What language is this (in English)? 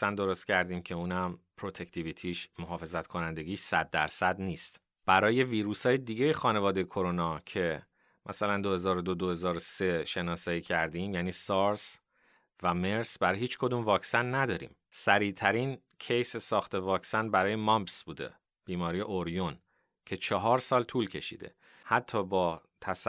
Persian